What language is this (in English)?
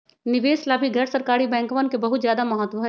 Magahi